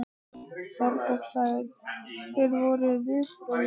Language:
Icelandic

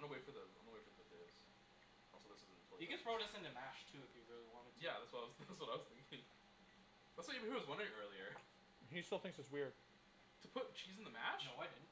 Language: English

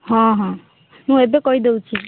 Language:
Odia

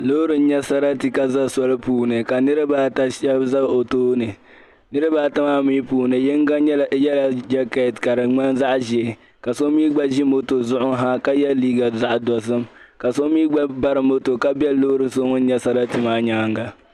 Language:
Dagbani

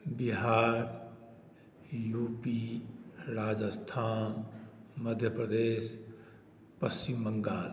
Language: Maithili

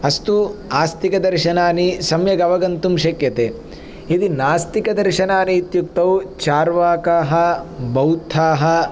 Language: Sanskrit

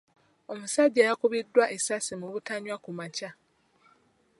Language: Ganda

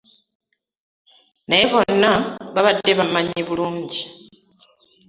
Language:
Ganda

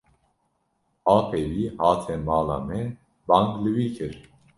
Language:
Kurdish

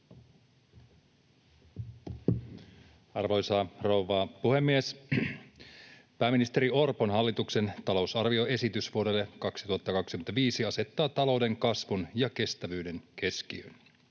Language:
Finnish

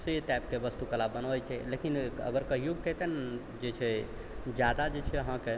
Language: Maithili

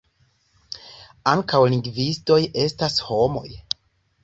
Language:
Esperanto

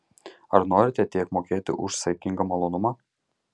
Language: Lithuanian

